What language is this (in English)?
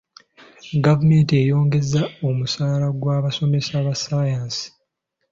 Ganda